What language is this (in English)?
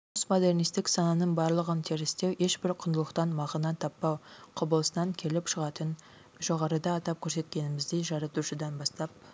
Kazakh